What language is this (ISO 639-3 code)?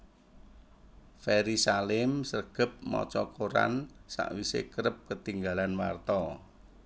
jav